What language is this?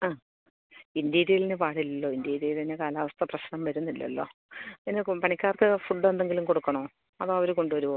Malayalam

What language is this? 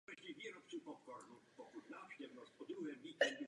Czech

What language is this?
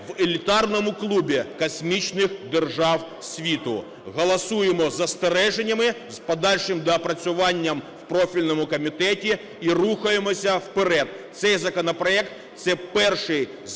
Ukrainian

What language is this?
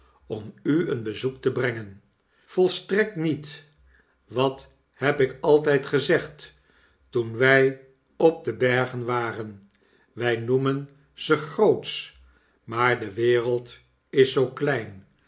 Dutch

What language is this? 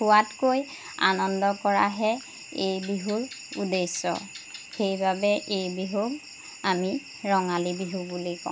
Assamese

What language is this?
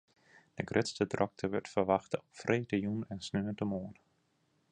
Western Frisian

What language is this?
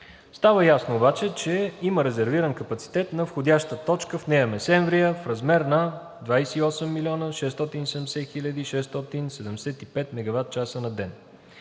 Bulgarian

